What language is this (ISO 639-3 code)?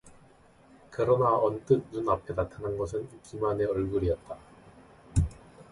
kor